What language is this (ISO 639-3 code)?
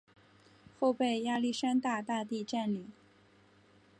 zho